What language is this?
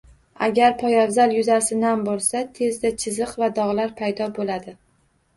Uzbek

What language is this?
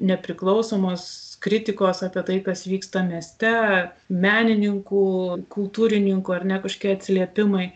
Lithuanian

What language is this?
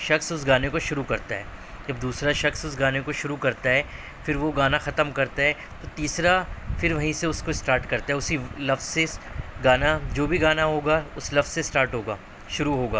Urdu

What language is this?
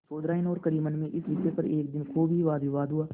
Hindi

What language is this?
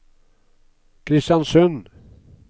Norwegian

